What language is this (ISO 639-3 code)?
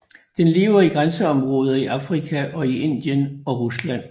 dan